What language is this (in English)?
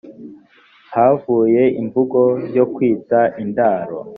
Kinyarwanda